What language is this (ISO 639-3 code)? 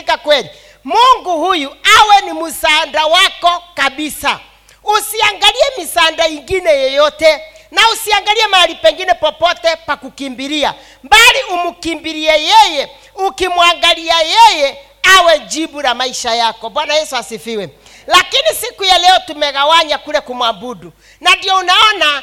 swa